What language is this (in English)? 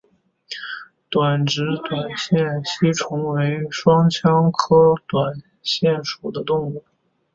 Chinese